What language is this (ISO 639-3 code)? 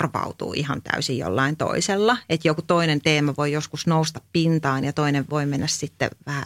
fin